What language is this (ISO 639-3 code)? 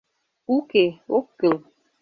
chm